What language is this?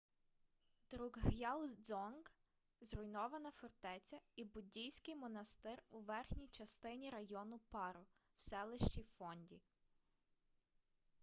Ukrainian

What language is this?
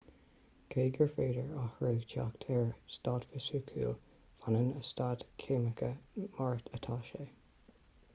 Irish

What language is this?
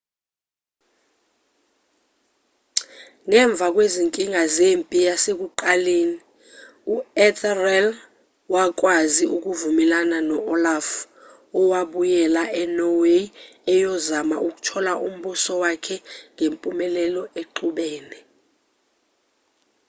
Zulu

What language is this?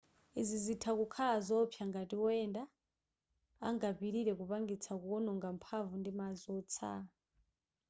Nyanja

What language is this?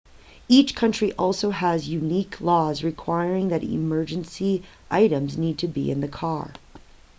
English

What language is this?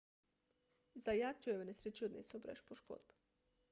Slovenian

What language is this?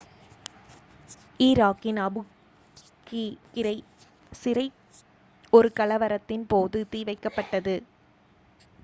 Tamil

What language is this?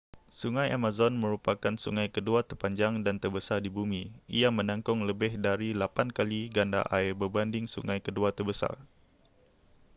Malay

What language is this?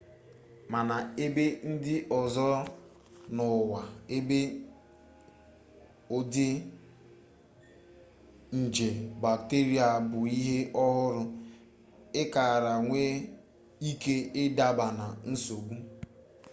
Igbo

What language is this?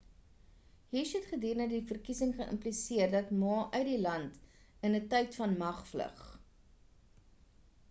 Afrikaans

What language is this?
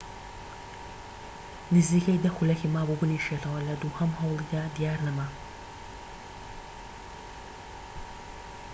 Central Kurdish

